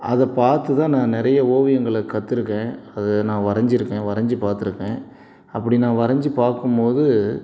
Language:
Tamil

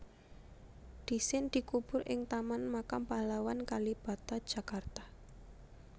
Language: Javanese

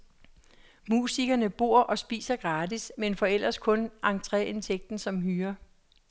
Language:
Danish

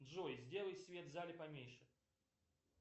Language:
Russian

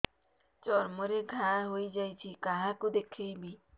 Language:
Odia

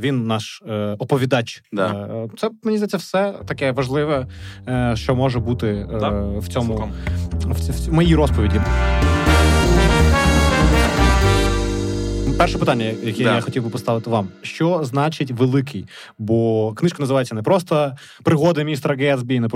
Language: Ukrainian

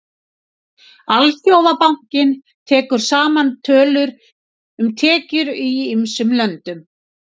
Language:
Icelandic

